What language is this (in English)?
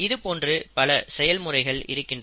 Tamil